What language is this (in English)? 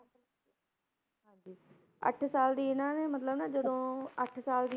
Punjabi